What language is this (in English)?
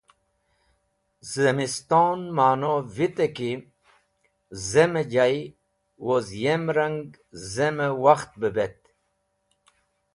Wakhi